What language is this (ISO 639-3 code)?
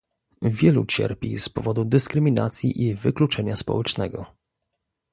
pol